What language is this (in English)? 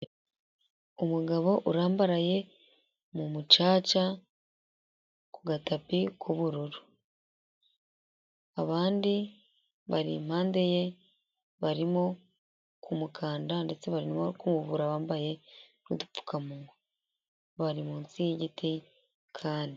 Kinyarwanda